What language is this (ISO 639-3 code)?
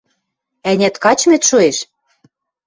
mrj